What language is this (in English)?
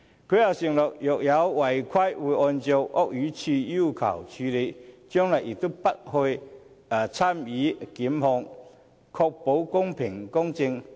Cantonese